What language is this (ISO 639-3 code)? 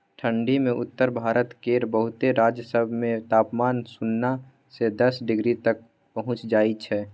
mai